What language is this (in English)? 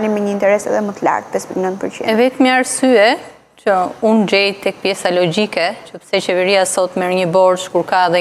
Romanian